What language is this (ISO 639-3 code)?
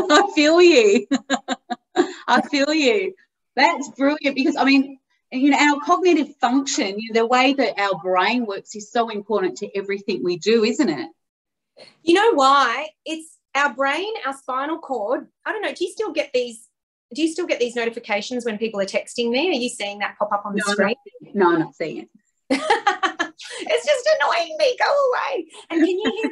eng